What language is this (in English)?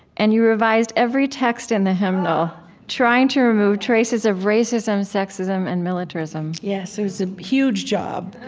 English